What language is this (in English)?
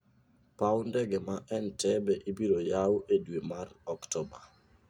Luo (Kenya and Tanzania)